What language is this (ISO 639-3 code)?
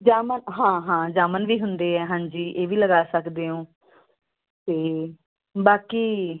pan